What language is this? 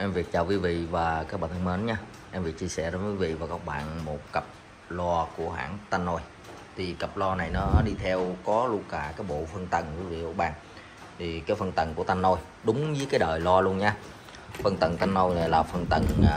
Vietnamese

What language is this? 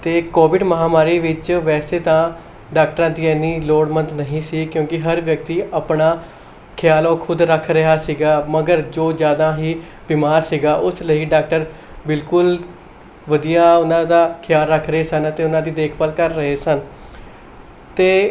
Punjabi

